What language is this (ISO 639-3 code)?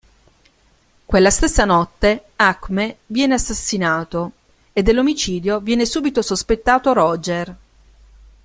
ita